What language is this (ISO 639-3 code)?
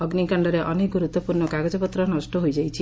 ori